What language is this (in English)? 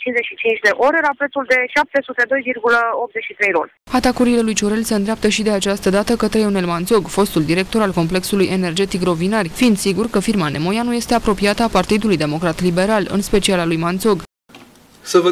Romanian